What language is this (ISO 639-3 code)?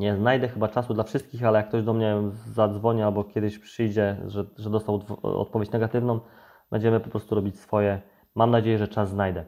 pol